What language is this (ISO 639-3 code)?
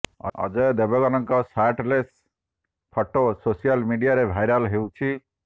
ori